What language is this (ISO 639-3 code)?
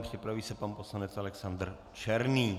ces